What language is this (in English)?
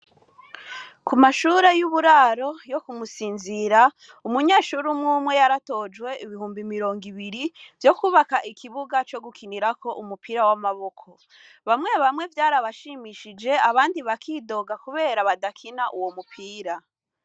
Rundi